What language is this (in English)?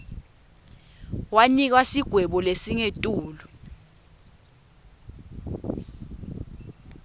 Swati